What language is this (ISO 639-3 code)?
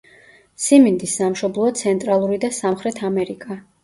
kat